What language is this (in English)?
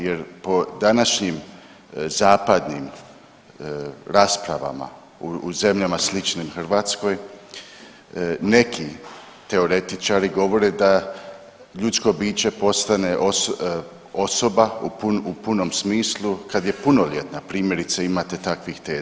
Croatian